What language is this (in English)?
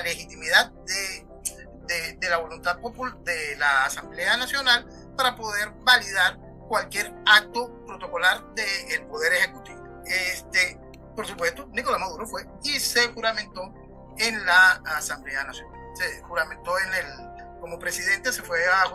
Spanish